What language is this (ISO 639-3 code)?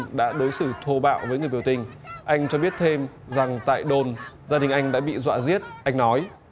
vie